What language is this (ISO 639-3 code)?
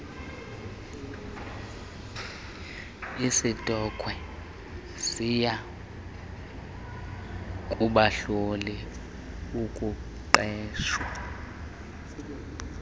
xho